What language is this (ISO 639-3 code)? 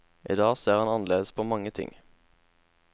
nor